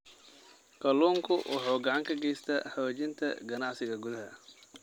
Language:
Somali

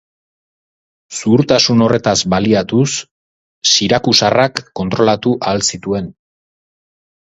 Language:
Basque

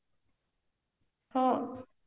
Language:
Odia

